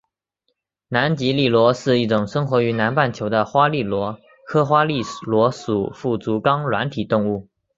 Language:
Chinese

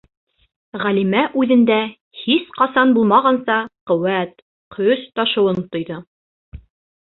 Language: Bashkir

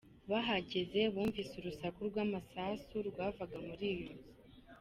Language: Kinyarwanda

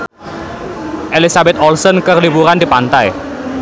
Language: Sundanese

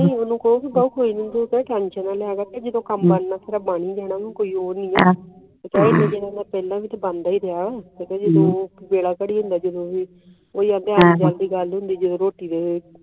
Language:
Punjabi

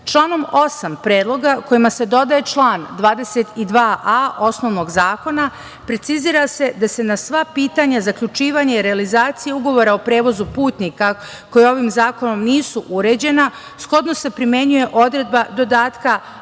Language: Serbian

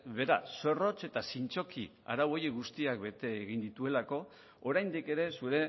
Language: Basque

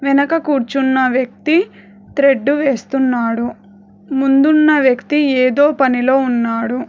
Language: Telugu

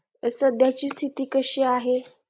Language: Marathi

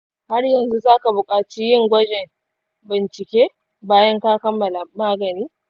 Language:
Hausa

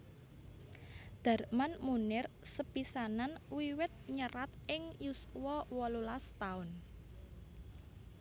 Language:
Javanese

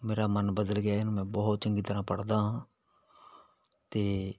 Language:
Punjabi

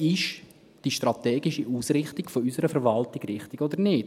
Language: Swiss German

